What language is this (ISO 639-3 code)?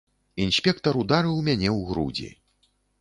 bel